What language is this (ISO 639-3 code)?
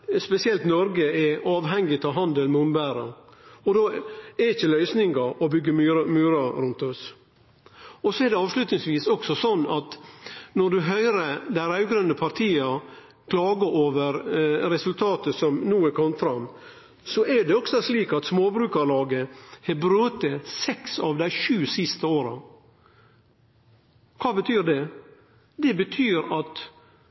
nno